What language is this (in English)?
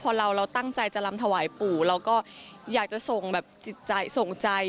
Thai